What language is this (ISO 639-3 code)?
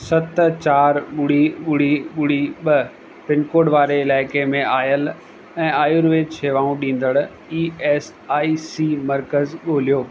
snd